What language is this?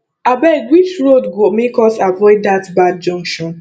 Nigerian Pidgin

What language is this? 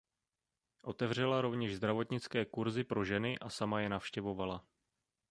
Czech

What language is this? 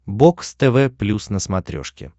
Russian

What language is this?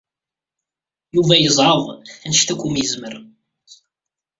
Kabyle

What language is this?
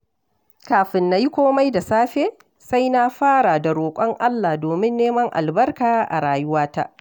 Hausa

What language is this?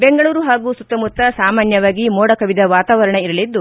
Kannada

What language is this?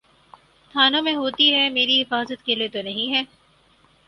Urdu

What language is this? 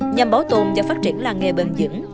Vietnamese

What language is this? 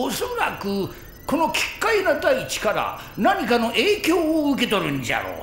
Japanese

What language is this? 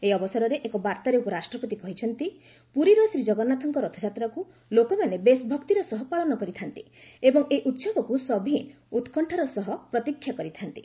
Odia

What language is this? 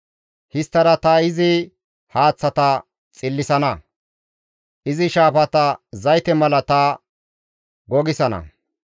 Gamo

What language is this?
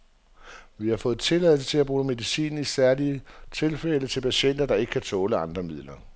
Danish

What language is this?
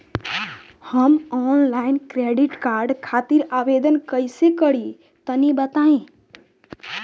Bhojpuri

